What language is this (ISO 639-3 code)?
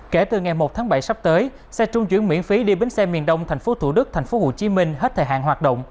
vie